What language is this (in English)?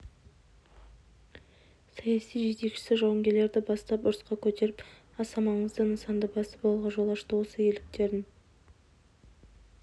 Kazakh